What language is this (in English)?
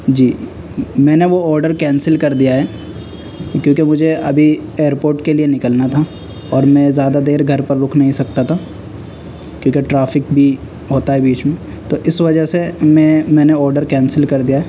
Urdu